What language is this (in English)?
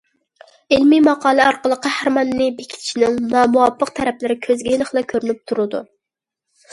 Uyghur